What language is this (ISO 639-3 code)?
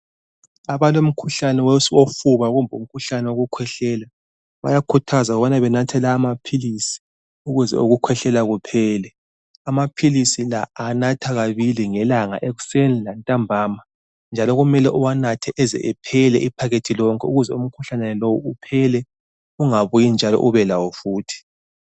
nde